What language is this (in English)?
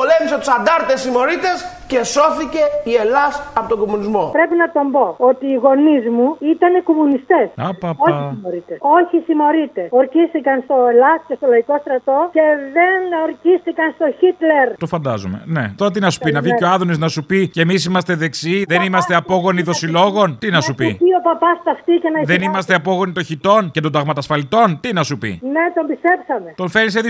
Greek